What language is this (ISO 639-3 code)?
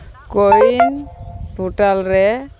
sat